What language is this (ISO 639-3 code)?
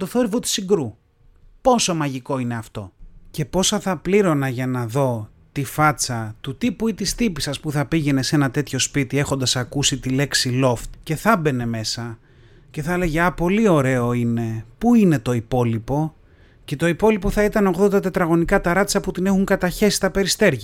ell